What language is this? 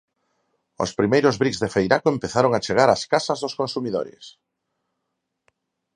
Galician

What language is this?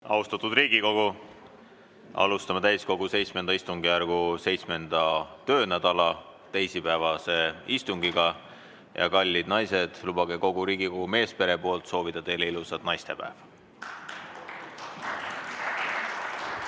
Estonian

